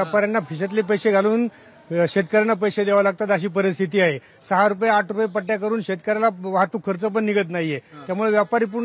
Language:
Hindi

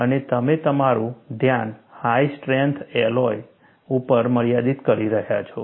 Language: Gujarati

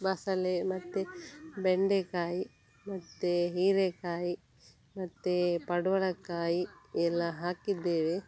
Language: Kannada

